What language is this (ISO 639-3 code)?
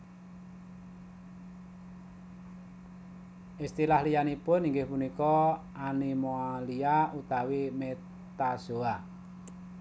jav